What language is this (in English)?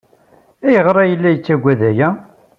Kabyle